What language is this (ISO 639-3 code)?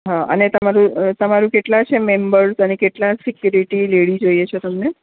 guj